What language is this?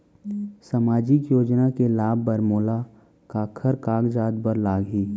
Chhattisgarhi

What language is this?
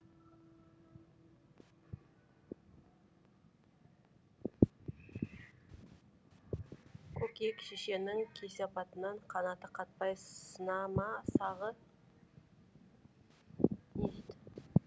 Kazakh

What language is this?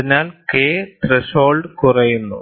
Malayalam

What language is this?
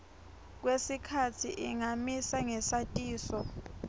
Swati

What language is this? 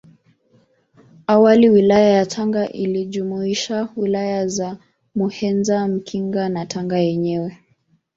Swahili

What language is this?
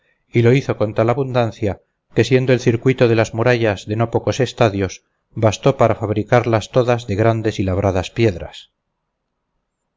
Spanish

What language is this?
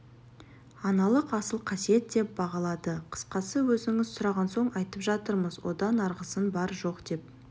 Kazakh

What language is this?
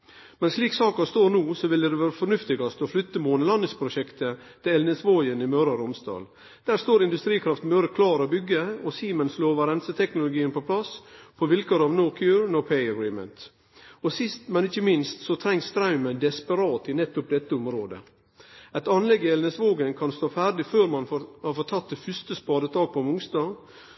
Norwegian Nynorsk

